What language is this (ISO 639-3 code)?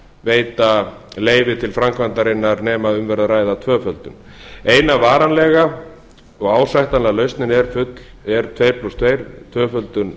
isl